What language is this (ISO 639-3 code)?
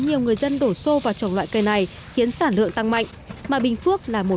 vie